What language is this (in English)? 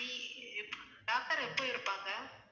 Tamil